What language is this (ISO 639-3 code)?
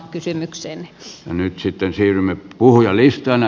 fin